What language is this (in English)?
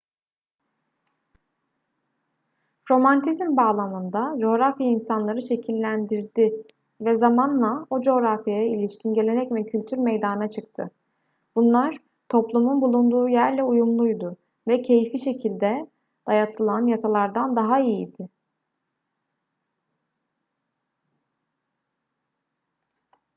Turkish